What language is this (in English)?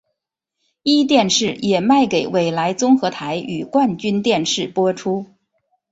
Chinese